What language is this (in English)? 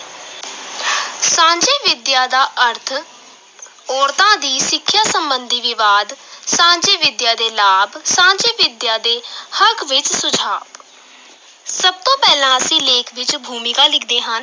Punjabi